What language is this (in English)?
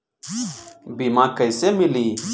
Bhojpuri